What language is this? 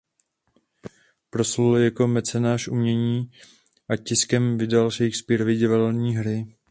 Czech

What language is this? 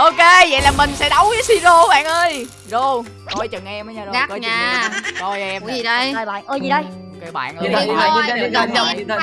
Vietnamese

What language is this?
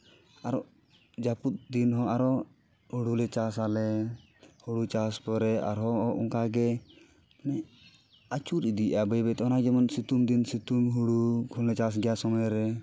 Santali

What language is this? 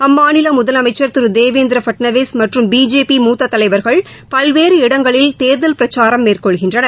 Tamil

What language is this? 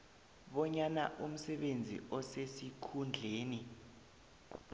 South Ndebele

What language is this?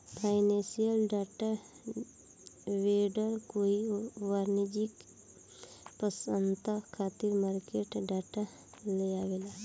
Bhojpuri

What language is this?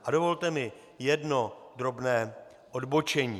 Czech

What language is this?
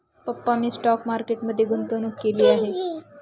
Marathi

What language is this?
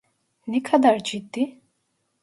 Turkish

